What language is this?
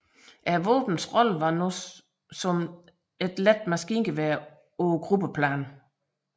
Danish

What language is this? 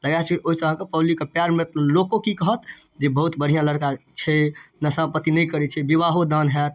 Maithili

